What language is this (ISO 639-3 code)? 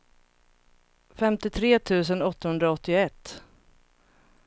swe